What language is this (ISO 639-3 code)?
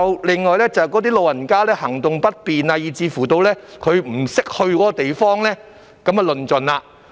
yue